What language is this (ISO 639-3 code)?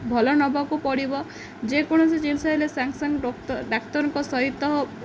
ori